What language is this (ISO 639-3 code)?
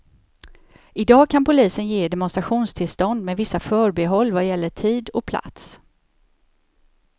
swe